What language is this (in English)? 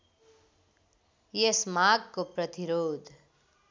Nepali